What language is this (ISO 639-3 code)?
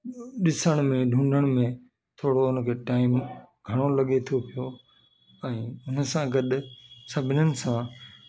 snd